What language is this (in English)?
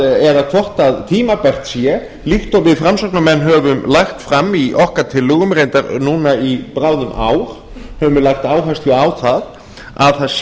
Icelandic